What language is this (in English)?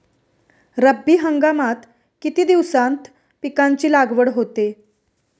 Marathi